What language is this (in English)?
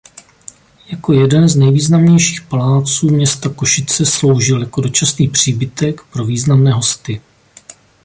Czech